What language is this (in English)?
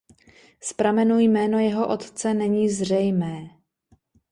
Czech